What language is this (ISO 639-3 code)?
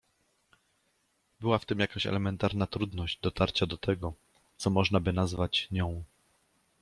pol